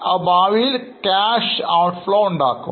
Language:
Malayalam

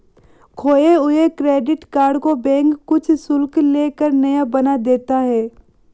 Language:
Hindi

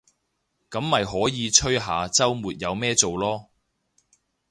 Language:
Cantonese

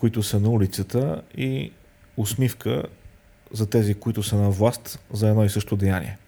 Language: Bulgarian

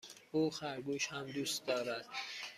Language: Persian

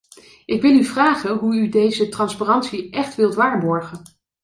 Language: Dutch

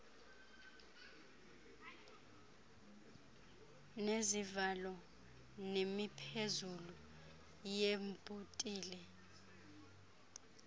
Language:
Xhosa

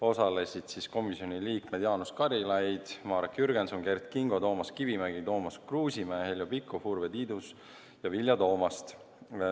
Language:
Estonian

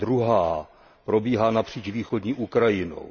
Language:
Czech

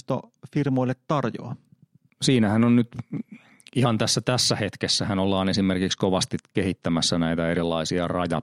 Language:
Finnish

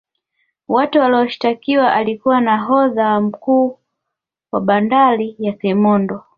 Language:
Swahili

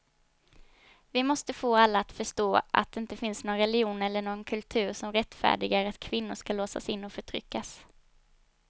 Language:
Swedish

